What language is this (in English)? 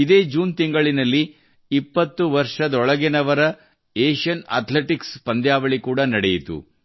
Kannada